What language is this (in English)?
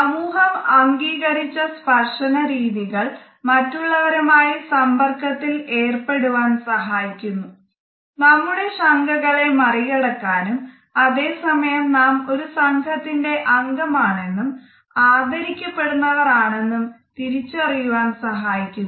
Malayalam